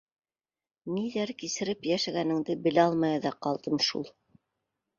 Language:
Bashkir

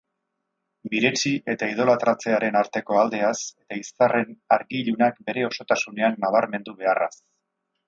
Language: Basque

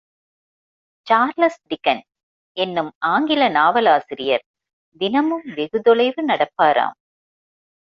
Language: Tamil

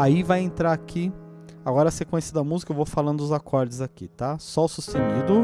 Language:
Portuguese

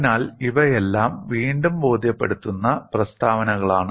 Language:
Malayalam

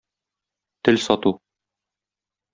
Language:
Tatar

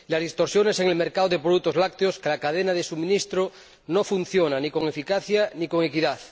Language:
Spanish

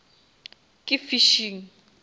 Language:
Northern Sotho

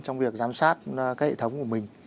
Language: Vietnamese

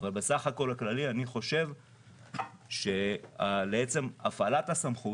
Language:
Hebrew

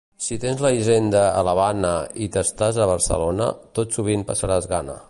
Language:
Catalan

